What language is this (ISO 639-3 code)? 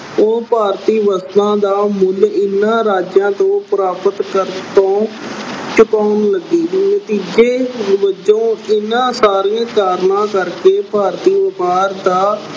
pan